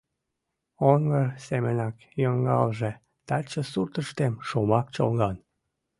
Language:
Mari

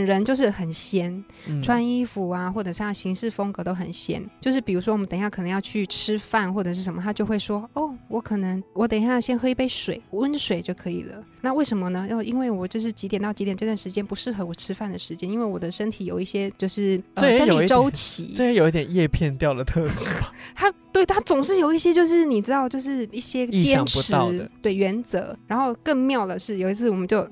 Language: Chinese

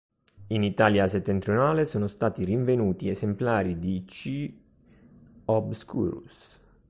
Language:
Italian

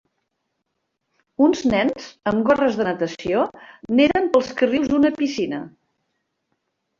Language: Catalan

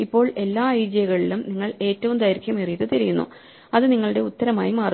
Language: Malayalam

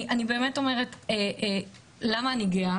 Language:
Hebrew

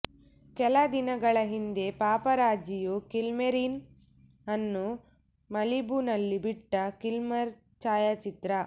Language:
Kannada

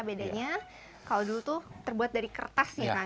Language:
Indonesian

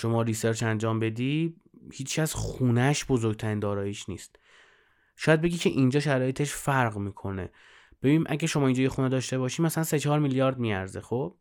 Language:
Persian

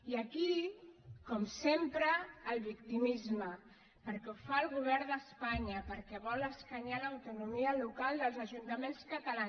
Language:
Catalan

